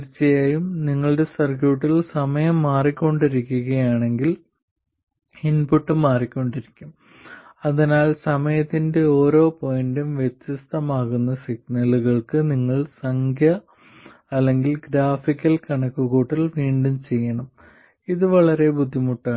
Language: Malayalam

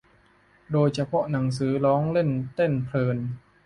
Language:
Thai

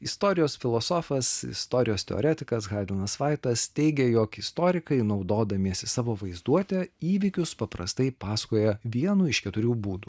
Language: Lithuanian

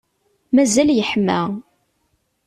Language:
Kabyle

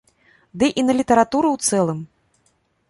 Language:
Belarusian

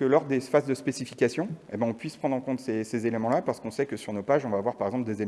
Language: French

